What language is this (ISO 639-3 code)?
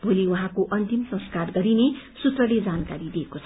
nep